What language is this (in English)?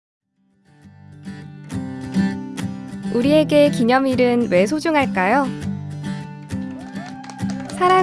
Korean